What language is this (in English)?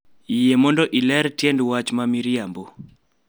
Luo (Kenya and Tanzania)